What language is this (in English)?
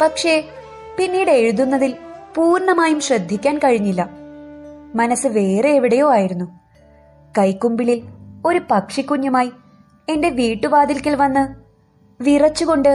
Malayalam